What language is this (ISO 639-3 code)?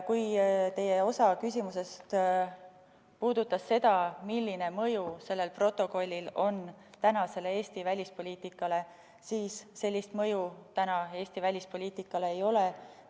est